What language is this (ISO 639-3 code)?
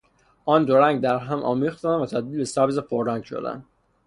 fas